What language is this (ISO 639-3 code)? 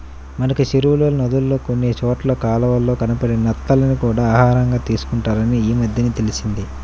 tel